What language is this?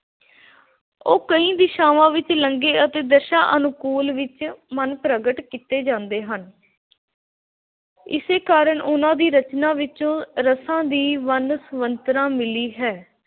Punjabi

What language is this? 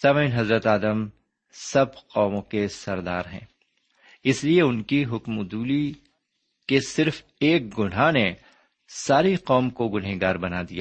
Urdu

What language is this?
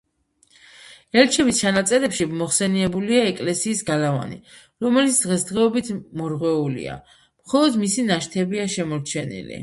Georgian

